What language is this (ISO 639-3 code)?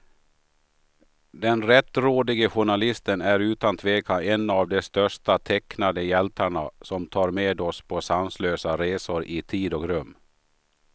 swe